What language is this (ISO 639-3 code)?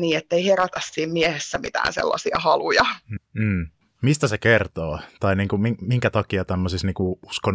fin